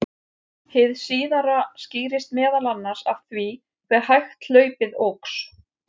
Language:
Icelandic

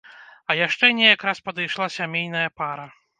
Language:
Belarusian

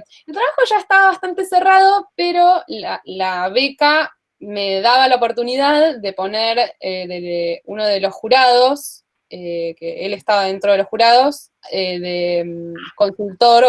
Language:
Spanish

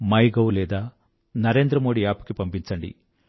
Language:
Telugu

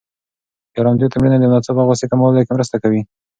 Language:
Pashto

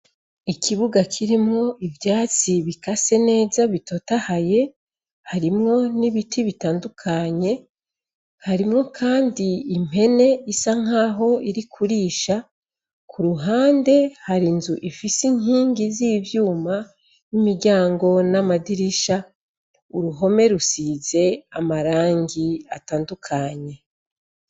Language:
Rundi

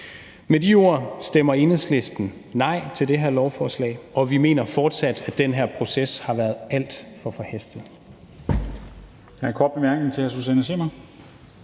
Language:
Danish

